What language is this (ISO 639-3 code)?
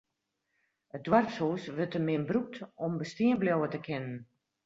fry